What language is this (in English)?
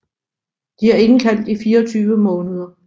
Danish